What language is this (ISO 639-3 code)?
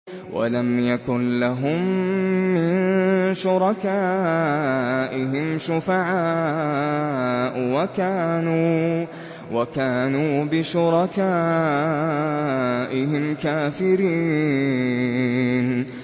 ara